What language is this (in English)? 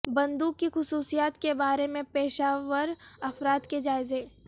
Urdu